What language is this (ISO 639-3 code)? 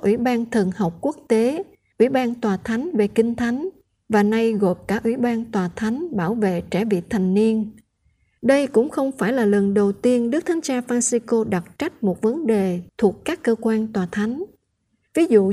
vie